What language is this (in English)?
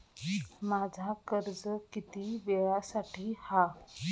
Marathi